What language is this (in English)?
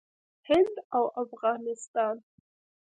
Pashto